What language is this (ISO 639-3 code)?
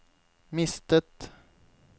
nor